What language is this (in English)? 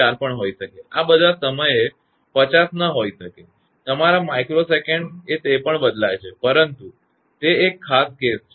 Gujarati